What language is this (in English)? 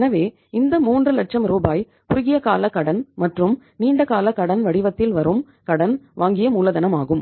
Tamil